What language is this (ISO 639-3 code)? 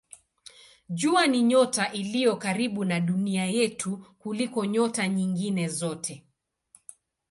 swa